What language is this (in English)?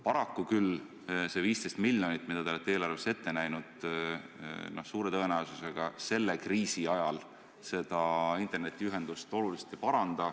Estonian